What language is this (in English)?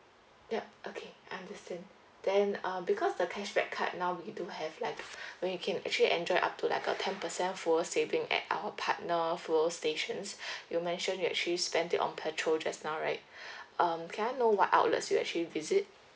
English